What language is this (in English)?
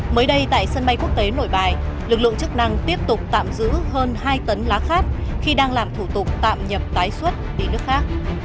Vietnamese